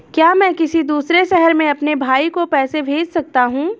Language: Hindi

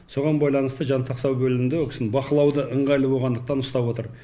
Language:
Kazakh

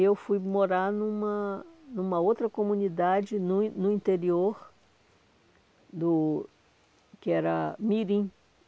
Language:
Portuguese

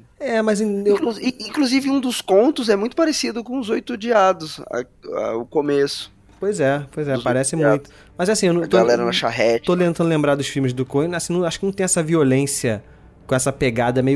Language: Portuguese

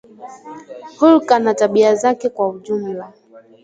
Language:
Swahili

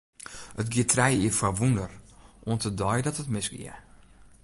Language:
Western Frisian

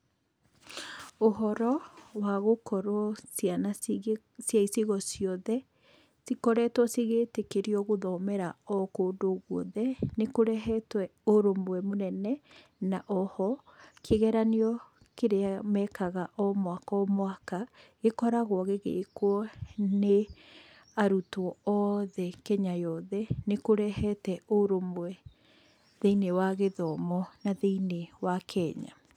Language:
Kikuyu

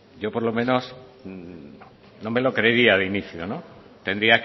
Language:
Spanish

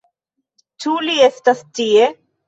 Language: Esperanto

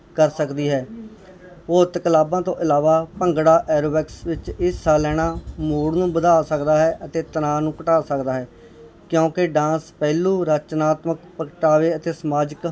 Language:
Punjabi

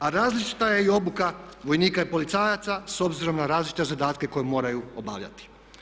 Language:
Croatian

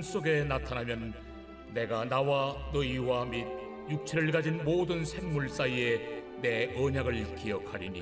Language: Korean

